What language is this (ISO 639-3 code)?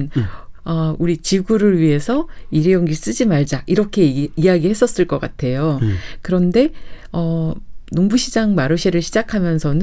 kor